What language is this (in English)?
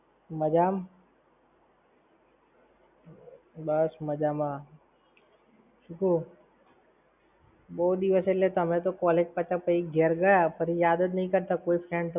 Gujarati